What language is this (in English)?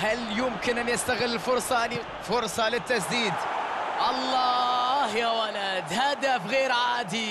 Arabic